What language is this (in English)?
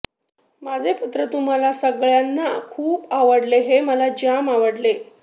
Marathi